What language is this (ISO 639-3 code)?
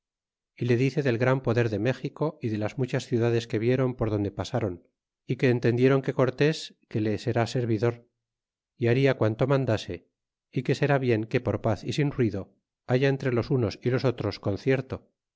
spa